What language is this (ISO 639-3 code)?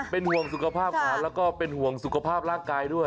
tha